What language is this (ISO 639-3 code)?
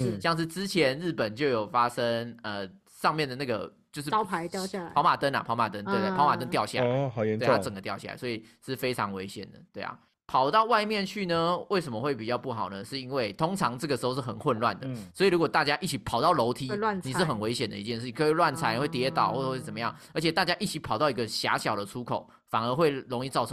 zho